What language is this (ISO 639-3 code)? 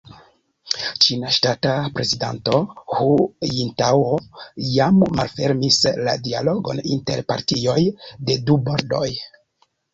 epo